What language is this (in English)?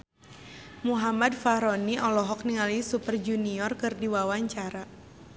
Sundanese